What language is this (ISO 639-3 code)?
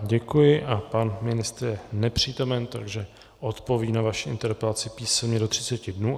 ces